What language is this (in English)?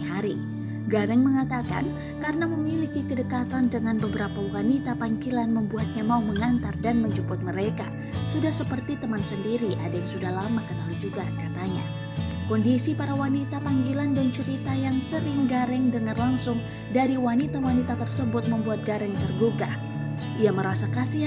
Indonesian